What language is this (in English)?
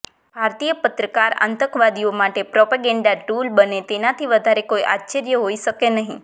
Gujarati